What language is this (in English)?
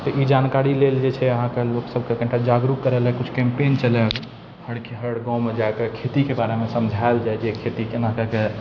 Maithili